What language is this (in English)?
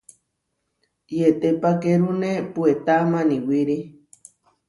Huarijio